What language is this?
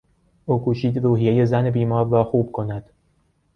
Persian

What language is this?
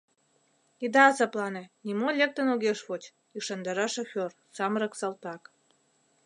Mari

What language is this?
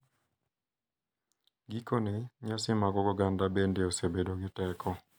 Luo (Kenya and Tanzania)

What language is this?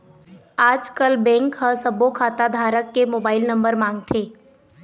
Chhattisgarhi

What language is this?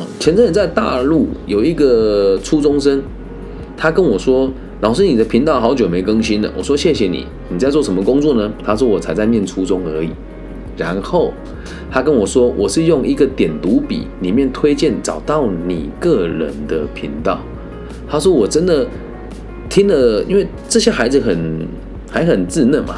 Chinese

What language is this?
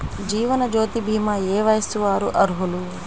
Telugu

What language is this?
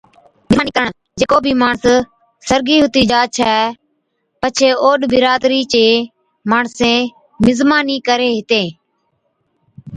Od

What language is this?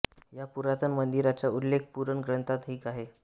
Marathi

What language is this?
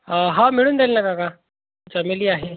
Marathi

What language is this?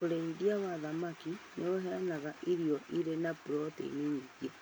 Kikuyu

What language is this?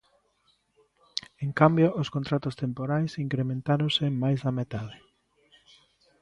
Galician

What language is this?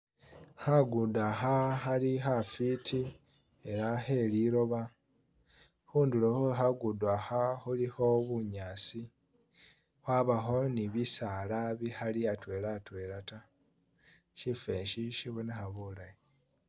Masaaba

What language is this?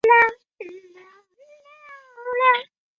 Chinese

